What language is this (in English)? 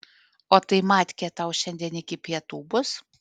Lithuanian